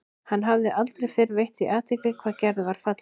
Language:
Icelandic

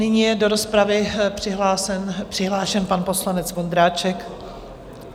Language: Czech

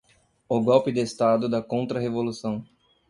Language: Portuguese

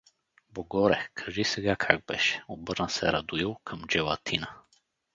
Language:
Bulgarian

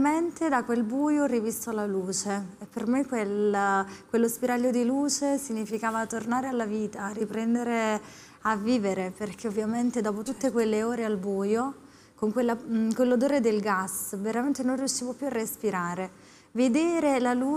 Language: Italian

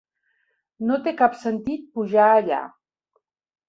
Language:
Catalan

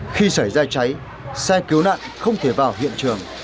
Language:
Vietnamese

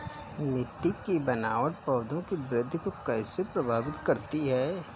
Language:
Hindi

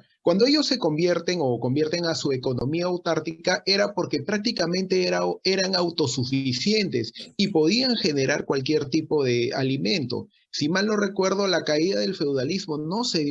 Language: Spanish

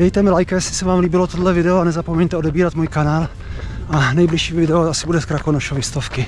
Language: Czech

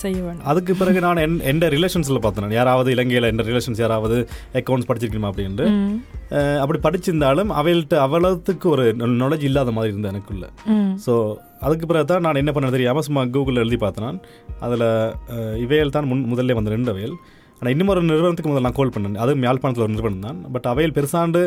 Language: Tamil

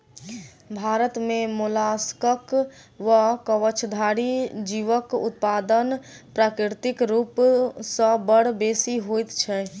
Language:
Maithili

